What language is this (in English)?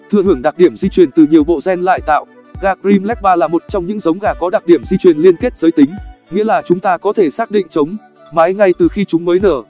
Vietnamese